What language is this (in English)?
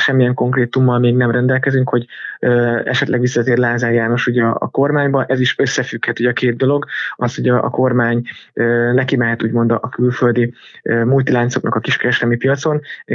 Hungarian